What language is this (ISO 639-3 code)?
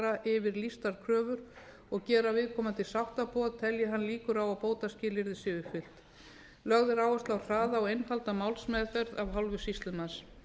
isl